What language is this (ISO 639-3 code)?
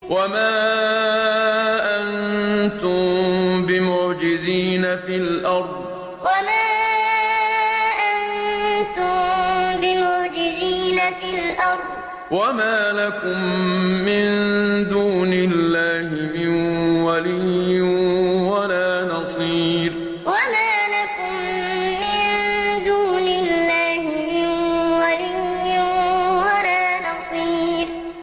ara